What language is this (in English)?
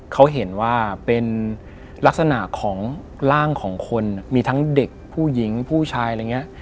Thai